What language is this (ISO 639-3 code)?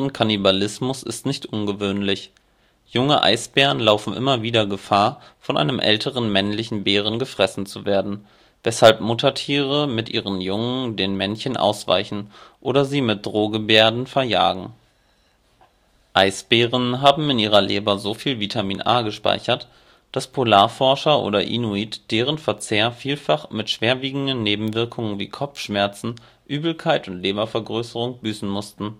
deu